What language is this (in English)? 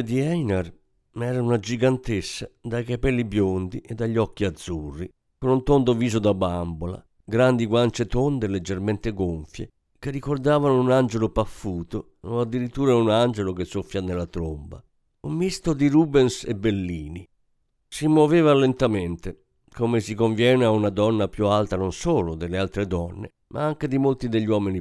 Italian